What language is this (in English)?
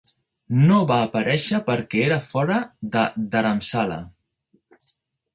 Catalan